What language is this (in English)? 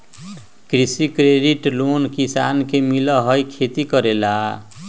Magahi